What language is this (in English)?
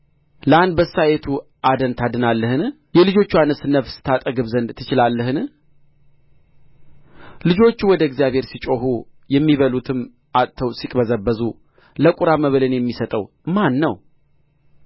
Amharic